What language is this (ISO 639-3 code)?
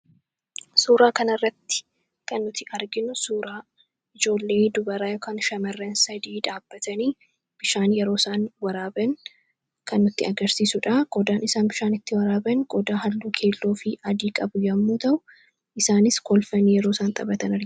orm